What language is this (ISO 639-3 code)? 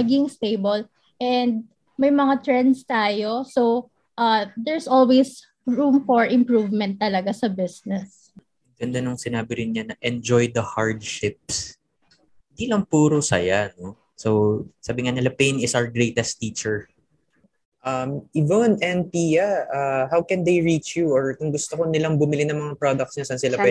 fil